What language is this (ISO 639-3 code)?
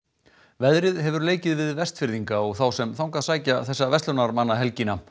isl